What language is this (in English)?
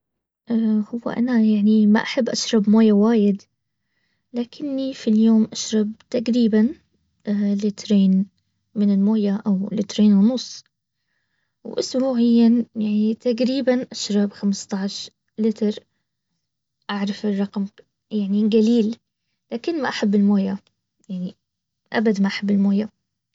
Baharna Arabic